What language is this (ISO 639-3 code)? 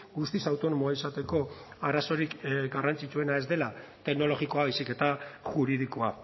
eus